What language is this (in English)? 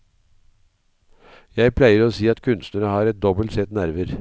Norwegian